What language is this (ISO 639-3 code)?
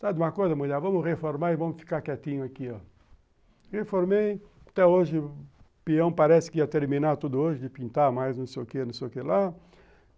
por